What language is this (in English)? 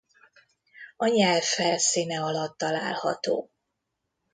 Hungarian